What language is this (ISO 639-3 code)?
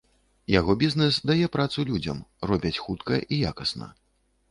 bel